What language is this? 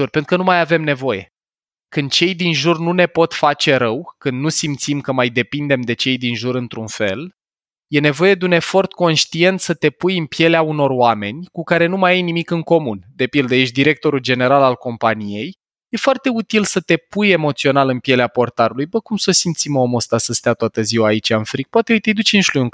Romanian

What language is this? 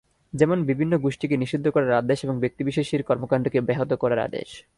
Bangla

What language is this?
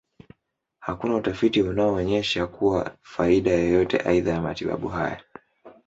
Swahili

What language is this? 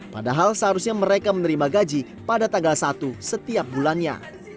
Indonesian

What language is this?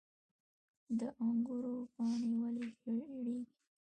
Pashto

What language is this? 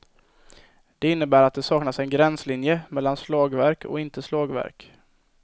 Swedish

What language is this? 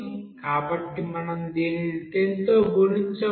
Telugu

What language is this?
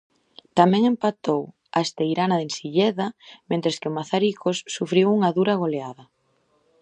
Galician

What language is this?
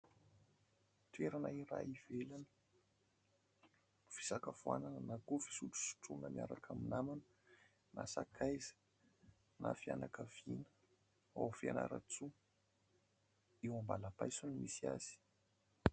Malagasy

